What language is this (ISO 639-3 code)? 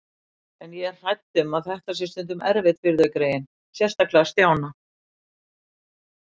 isl